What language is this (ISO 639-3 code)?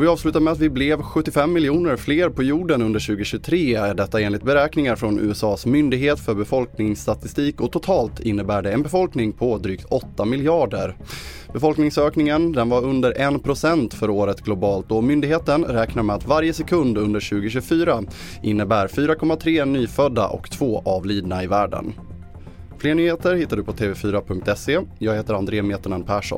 swe